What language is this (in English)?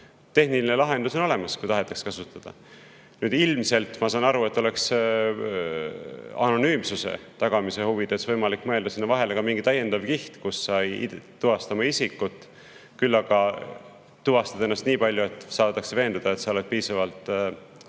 Estonian